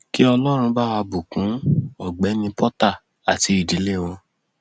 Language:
Yoruba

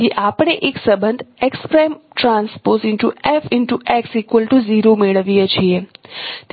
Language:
Gujarati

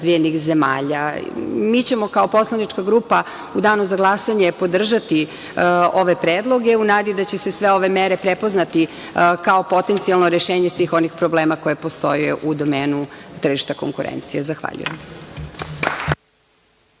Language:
Serbian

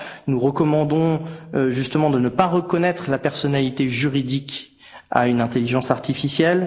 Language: French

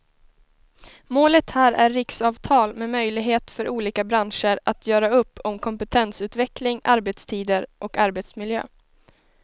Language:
Swedish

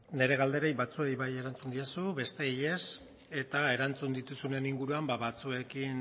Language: Basque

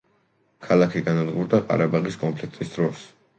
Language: Georgian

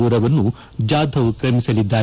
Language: Kannada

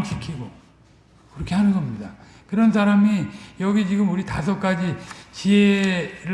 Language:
Korean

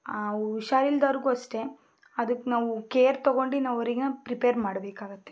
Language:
Kannada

